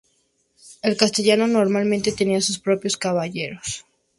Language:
Spanish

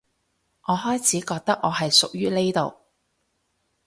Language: Cantonese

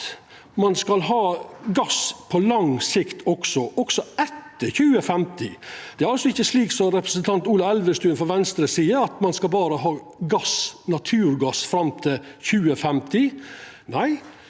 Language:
Norwegian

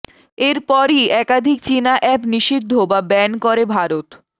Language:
Bangla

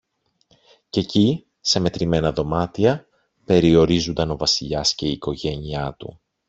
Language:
Greek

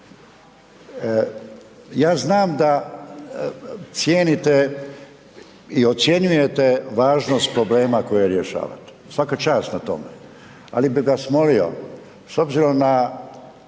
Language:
Croatian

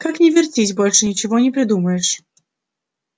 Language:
Russian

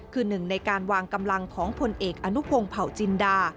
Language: Thai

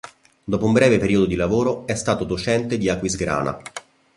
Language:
Italian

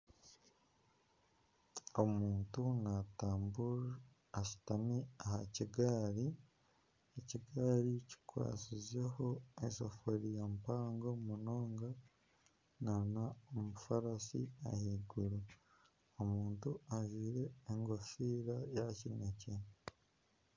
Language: Nyankole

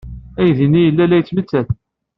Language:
Kabyle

